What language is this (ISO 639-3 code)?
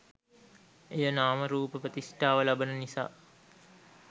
sin